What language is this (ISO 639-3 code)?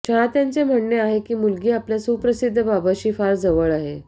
mar